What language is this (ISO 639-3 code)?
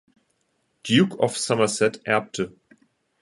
deu